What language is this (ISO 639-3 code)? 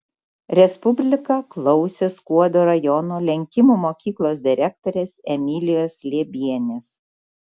lit